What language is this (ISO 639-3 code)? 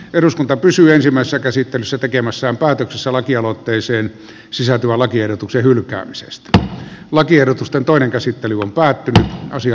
fin